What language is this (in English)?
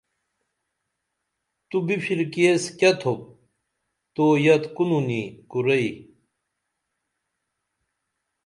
Dameli